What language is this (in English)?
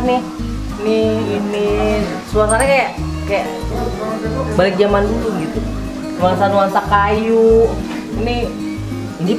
Indonesian